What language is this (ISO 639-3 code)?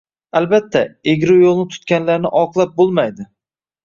uzb